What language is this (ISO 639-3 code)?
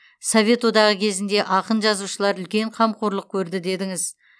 kaz